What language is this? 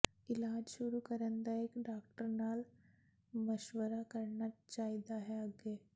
Punjabi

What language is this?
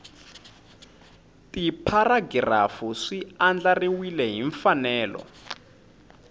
Tsonga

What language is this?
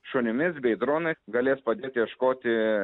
Lithuanian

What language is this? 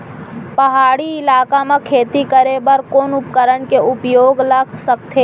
Chhattisgarhi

